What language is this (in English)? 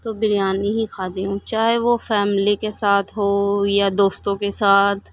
Urdu